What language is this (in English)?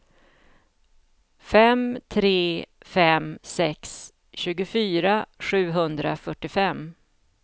Swedish